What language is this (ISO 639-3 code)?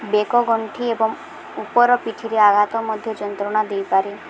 ori